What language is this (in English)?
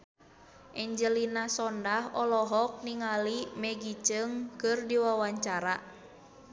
Sundanese